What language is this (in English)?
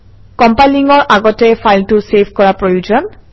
Assamese